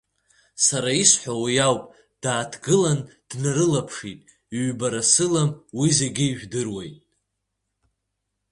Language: Abkhazian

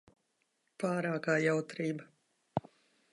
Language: Latvian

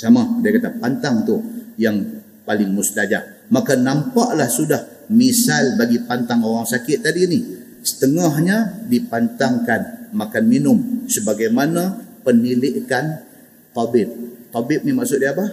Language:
Malay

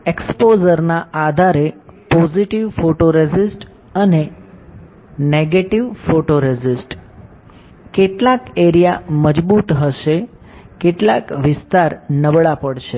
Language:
Gujarati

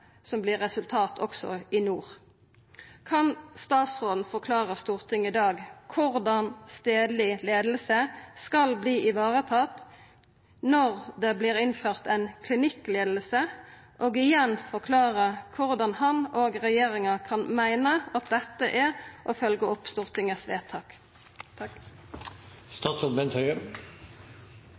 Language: Norwegian Nynorsk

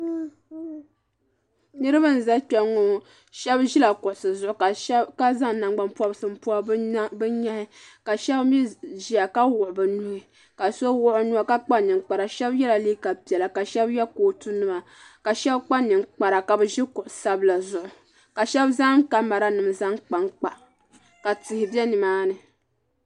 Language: Dagbani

